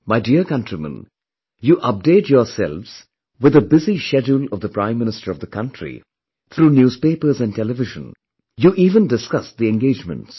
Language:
English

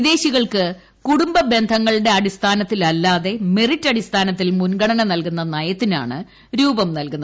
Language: Malayalam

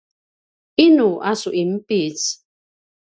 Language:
Paiwan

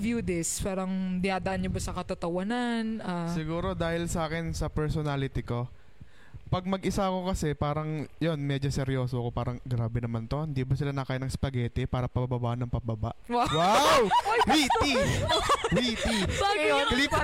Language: Filipino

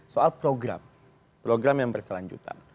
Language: Indonesian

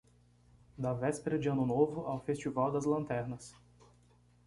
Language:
Portuguese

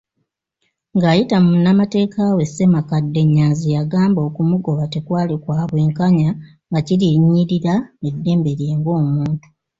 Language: Ganda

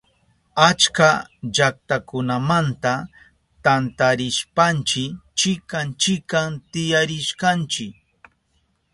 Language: Southern Pastaza Quechua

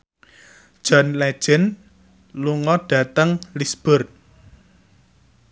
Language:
Javanese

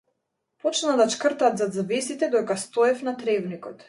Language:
Macedonian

